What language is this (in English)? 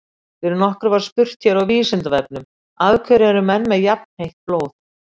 Icelandic